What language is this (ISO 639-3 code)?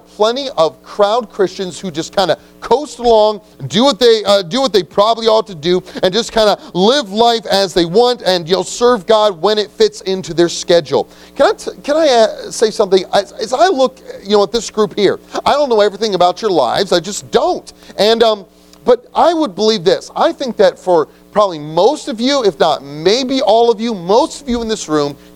eng